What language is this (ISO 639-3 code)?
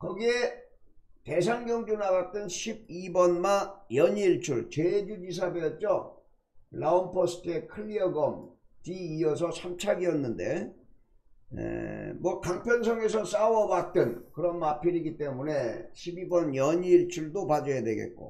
kor